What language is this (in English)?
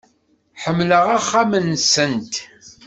Kabyle